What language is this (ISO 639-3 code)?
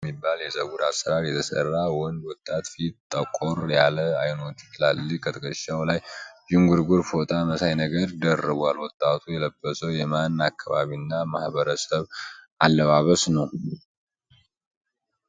amh